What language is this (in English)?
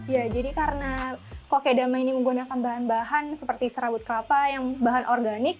Indonesian